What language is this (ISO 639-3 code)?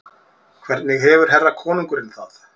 isl